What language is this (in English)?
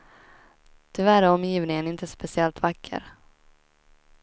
Swedish